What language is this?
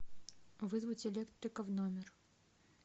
Russian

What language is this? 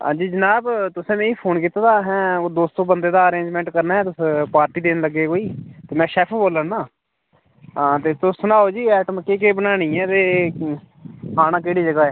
Dogri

